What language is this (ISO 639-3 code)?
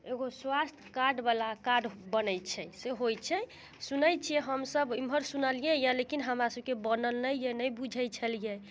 mai